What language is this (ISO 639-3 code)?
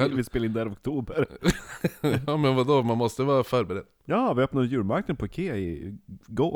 swe